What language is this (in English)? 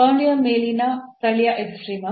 Kannada